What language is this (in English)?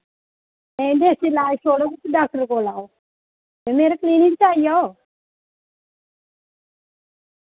Dogri